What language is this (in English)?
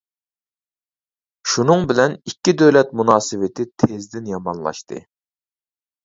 Uyghur